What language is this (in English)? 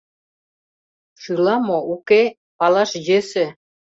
Mari